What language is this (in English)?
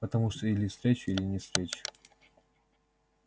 Russian